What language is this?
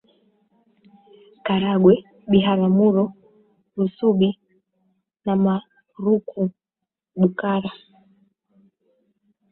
Swahili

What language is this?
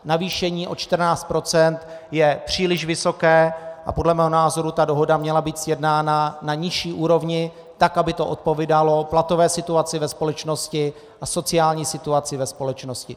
Czech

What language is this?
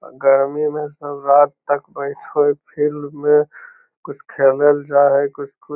Magahi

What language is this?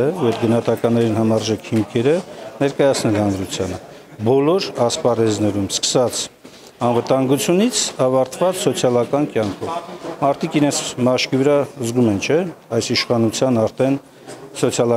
Turkish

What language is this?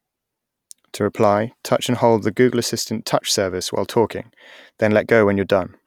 English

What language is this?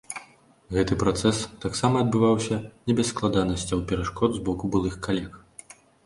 Belarusian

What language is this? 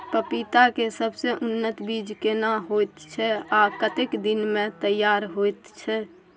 Maithili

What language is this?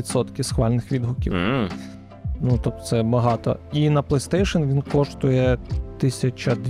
Ukrainian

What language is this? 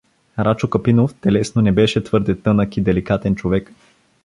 Bulgarian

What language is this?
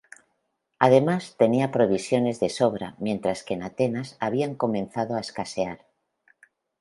Spanish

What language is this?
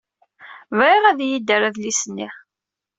Kabyle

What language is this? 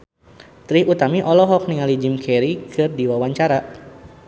Sundanese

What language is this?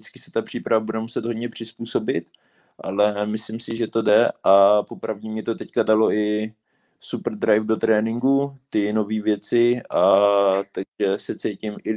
Czech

